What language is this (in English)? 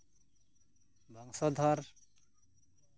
Santali